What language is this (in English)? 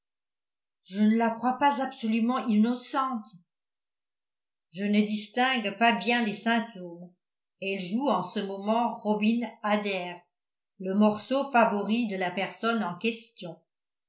French